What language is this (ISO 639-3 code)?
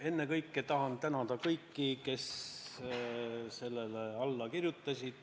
est